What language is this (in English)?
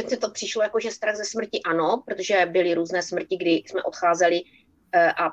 Czech